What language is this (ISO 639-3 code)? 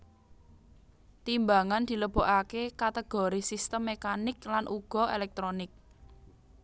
jav